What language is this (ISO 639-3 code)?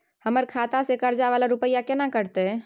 mai